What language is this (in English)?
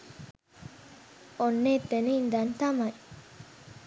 Sinhala